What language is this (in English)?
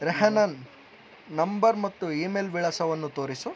Kannada